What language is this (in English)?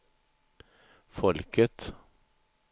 Swedish